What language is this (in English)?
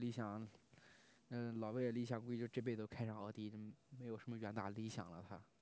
Chinese